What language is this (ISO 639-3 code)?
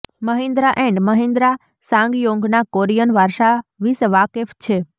guj